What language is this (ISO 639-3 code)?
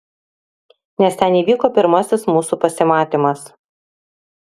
lit